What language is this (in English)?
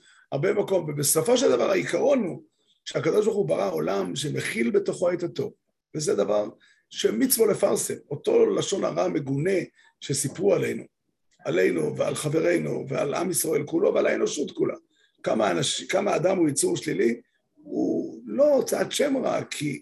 Hebrew